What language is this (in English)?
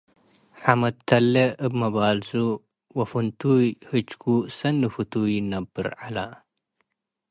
Tigre